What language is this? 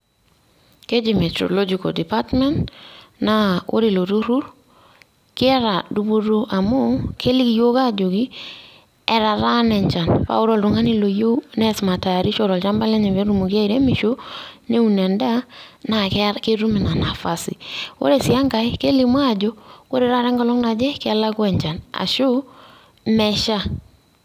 Masai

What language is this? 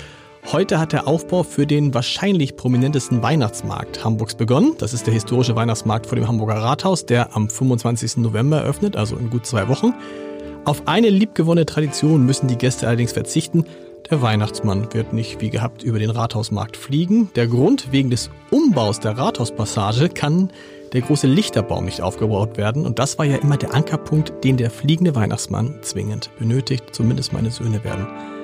German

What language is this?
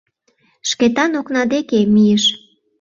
Mari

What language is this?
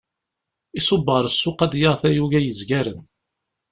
Kabyle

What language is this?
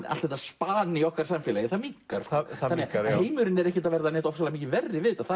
Icelandic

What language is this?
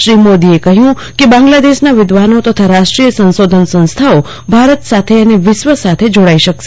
Gujarati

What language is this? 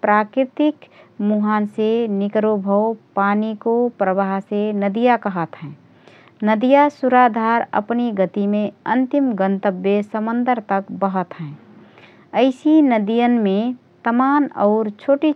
Rana Tharu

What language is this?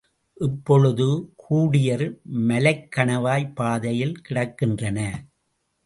Tamil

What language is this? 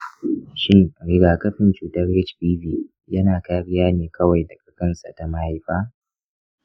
Hausa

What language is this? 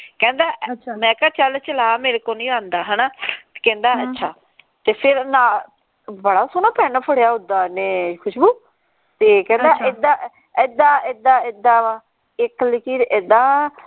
Punjabi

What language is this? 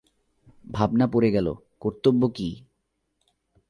Bangla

